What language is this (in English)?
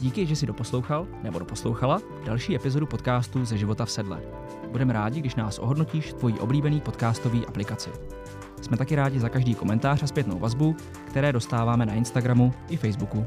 Czech